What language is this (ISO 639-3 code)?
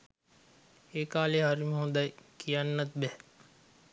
sin